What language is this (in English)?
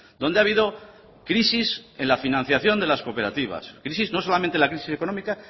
Spanish